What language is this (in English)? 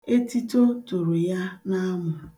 Igbo